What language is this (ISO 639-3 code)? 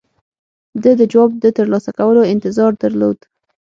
pus